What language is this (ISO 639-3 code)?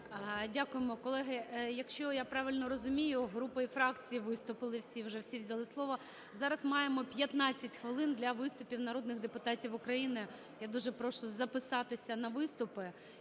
ukr